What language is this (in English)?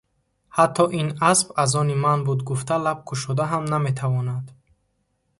Tajik